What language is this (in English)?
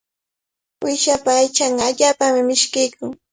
Cajatambo North Lima Quechua